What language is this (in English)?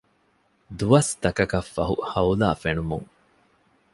Divehi